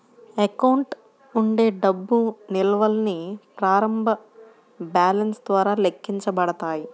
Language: Telugu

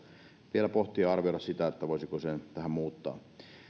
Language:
Finnish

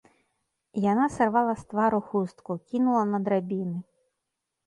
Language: Belarusian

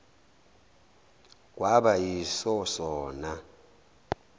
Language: Zulu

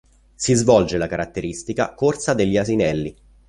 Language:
Italian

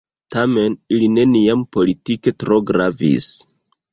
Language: Esperanto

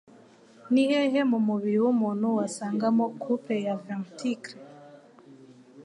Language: Kinyarwanda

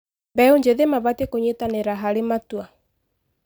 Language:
Kikuyu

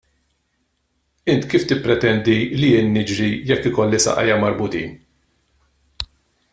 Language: Maltese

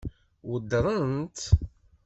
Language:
Kabyle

